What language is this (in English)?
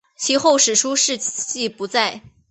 Chinese